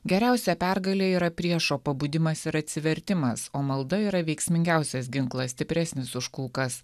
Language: Lithuanian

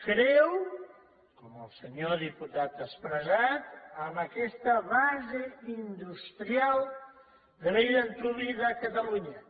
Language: Catalan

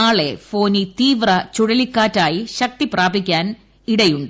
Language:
Malayalam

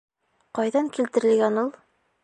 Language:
Bashkir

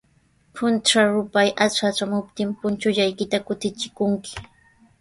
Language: Sihuas Ancash Quechua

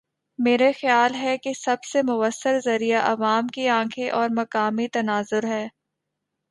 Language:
Urdu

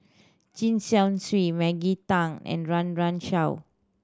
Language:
English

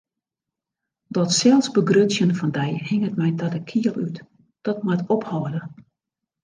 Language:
Western Frisian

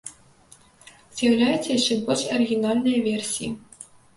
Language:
Belarusian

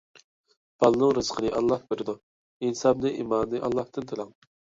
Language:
Uyghur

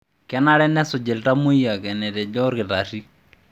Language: Masai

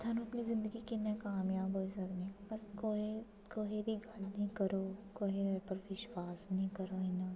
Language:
Dogri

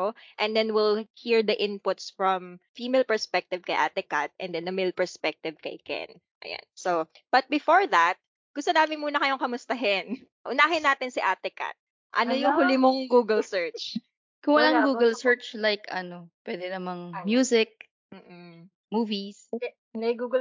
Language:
Filipino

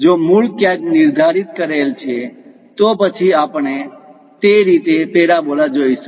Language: Gujarati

